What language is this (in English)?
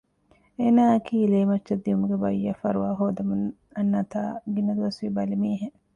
Divehi